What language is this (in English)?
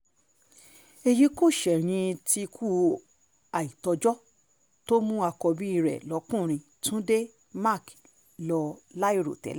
Yoruba